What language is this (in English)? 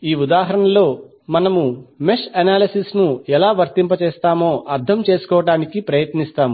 Telugu